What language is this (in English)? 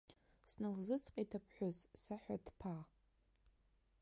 Abkhazian